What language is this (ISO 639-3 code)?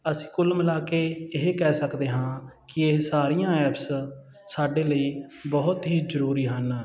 pan